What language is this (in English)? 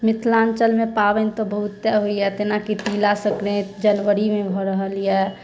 Maithili